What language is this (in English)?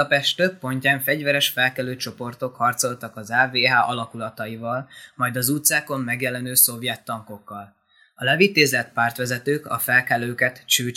Hungarian